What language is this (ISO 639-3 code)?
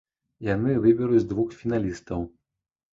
bel